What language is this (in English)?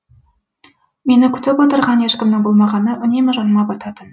Kazakh